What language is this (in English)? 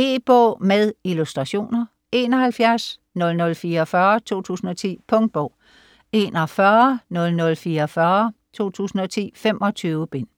Danish